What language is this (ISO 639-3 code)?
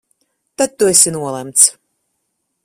lav